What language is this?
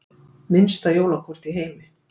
Icelandic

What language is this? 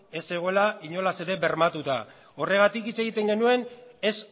Basque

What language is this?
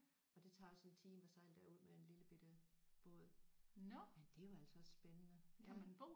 Danish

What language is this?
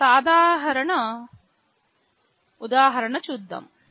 Telugu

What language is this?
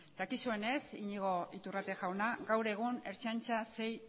Basque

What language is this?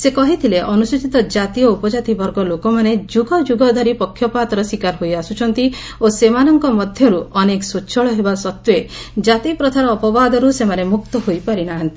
Odia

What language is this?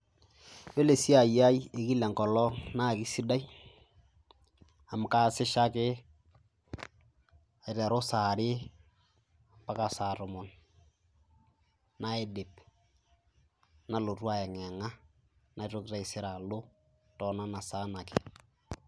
Masai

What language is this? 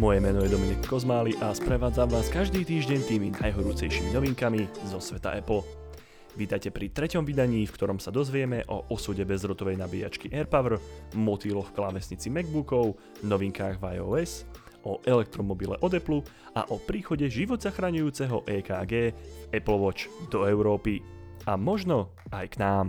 Slovak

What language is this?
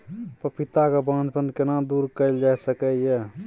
Maithili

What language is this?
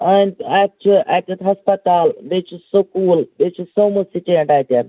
Kashmiri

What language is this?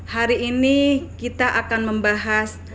Indonesian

